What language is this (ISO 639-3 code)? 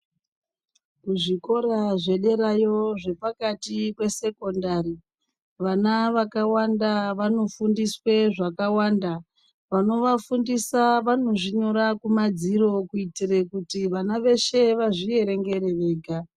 ndc